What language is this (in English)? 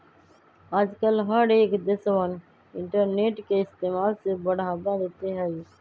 Magahi